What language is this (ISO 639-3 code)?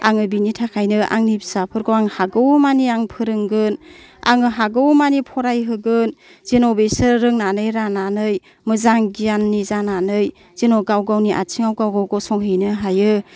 brx